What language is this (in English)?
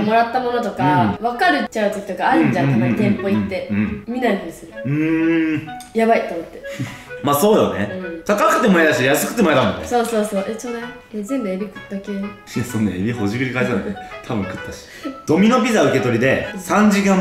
Japanese